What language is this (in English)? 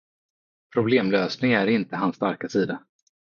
Swedish